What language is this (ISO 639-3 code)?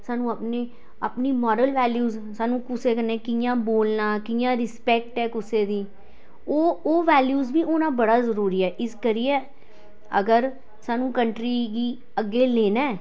doi